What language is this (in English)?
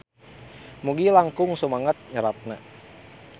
Sundanese